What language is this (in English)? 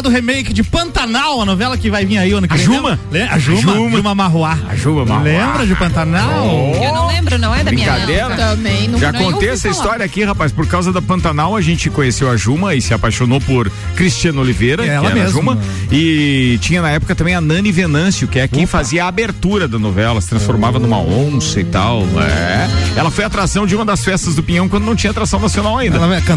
Portuguese